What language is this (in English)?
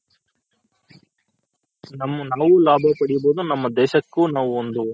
Kannada